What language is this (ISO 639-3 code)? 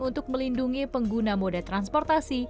ind